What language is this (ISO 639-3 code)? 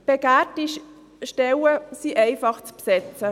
gsw